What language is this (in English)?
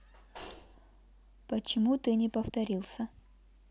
Russian